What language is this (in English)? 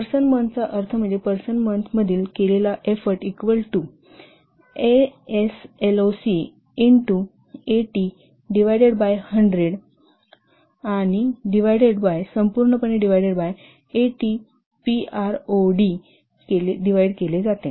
Marathi